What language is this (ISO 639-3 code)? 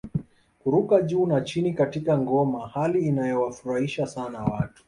swa